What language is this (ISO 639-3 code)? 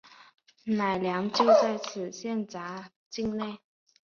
zho